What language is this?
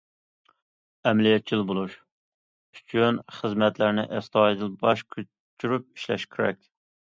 Uyghur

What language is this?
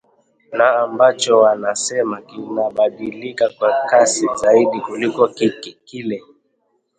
Swahili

